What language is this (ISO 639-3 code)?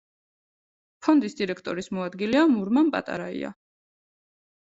kat